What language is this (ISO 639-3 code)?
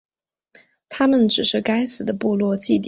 zho